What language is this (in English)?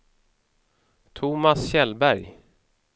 Swedish